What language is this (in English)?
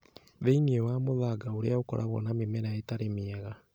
Kikuyu